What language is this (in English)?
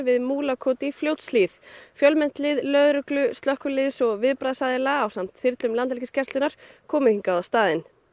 Icelandic